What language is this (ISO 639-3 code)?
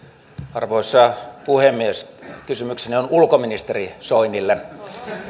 fin